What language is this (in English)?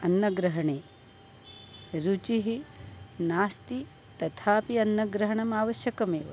Sanskrit